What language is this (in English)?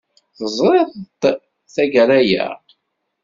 Kabyle